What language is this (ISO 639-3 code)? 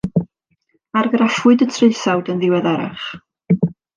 cym